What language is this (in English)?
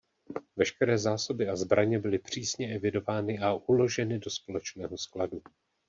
Czech